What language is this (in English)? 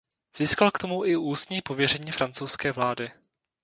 Czech